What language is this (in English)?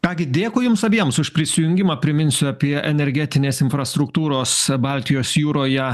Lithuanian